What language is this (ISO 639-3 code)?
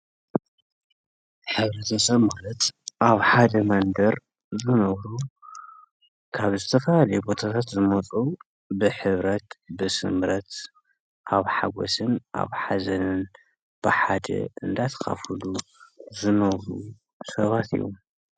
tir